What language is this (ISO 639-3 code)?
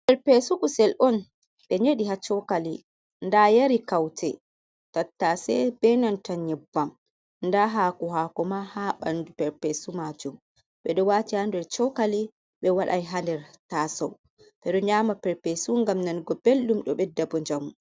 ful